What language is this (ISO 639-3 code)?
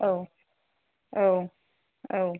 brx